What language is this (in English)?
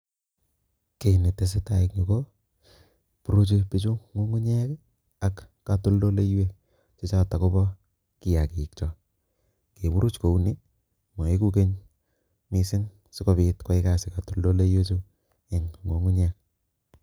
Kalenjin